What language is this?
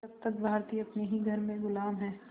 Hindi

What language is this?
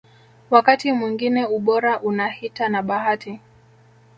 Swahili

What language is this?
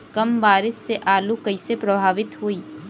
Bhojpuri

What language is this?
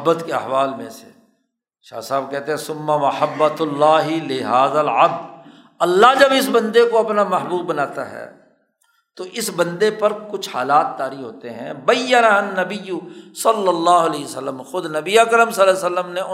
Urdu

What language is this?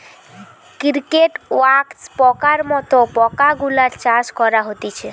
Bangla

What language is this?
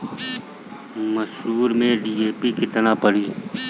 Bhojpuri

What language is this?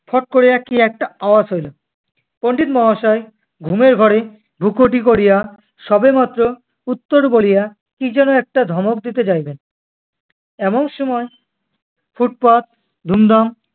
Bangla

